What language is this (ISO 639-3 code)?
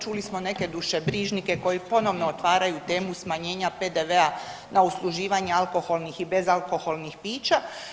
hrv